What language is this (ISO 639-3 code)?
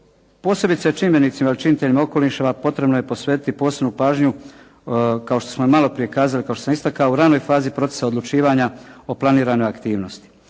hrv